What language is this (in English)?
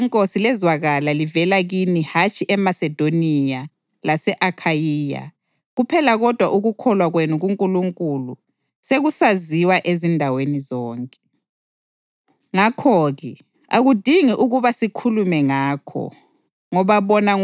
North Ndebele